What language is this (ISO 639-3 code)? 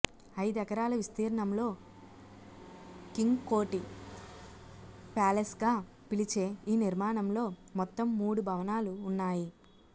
tel